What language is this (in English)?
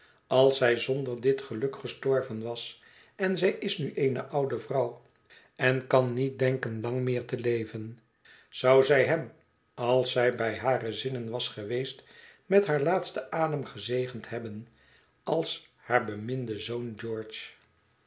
Dutch